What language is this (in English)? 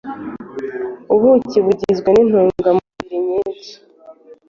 Kinyarwanda